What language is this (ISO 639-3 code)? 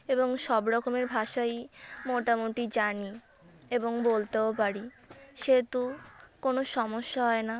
ben